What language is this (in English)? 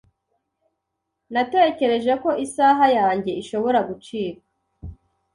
Kinyarwanda